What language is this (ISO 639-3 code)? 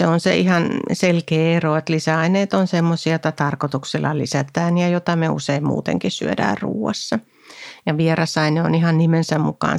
fin